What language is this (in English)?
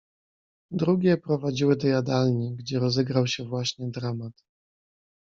Polish